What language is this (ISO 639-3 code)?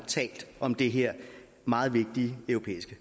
dan